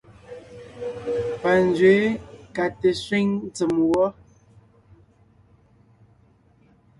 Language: Ngiemboon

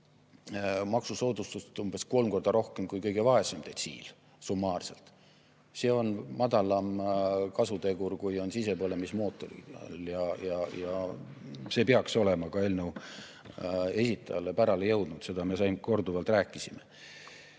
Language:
Estonian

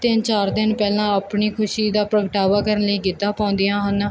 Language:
Punjabi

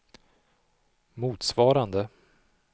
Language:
Swedish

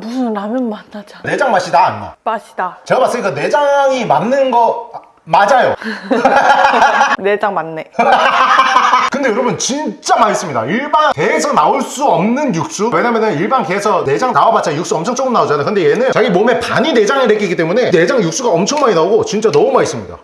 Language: Korean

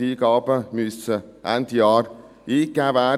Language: Swiss German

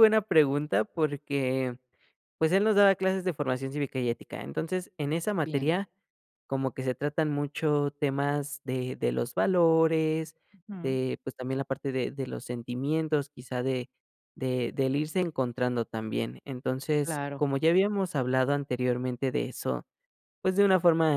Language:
Spanish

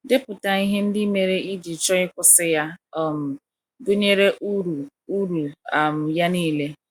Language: Igbo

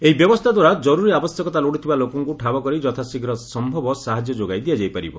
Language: Odia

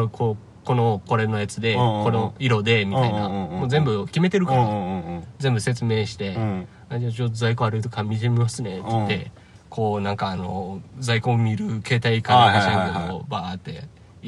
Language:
Japanese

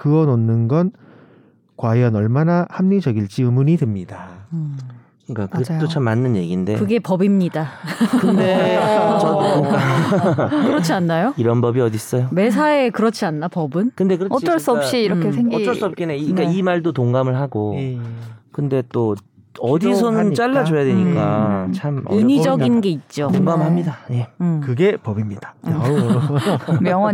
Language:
Korean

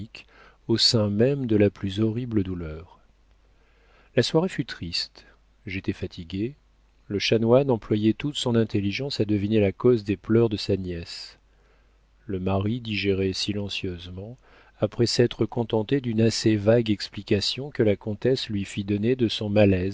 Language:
French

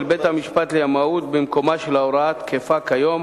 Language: Hebrew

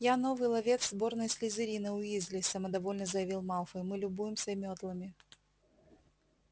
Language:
Russian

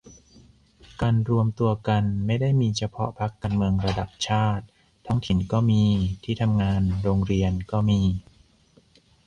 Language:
Thai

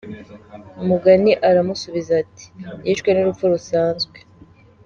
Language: Kinyarwanda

